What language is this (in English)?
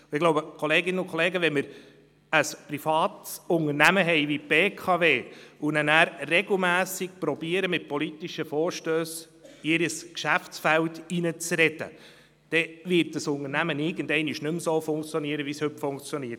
Swiss German